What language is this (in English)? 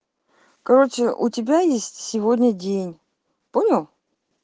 Russian